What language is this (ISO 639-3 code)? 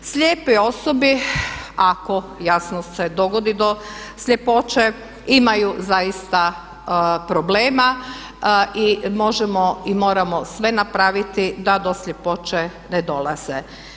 hrv